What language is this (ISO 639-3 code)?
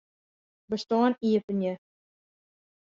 fry